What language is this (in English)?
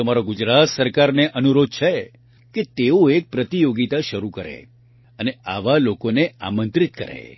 Gujarati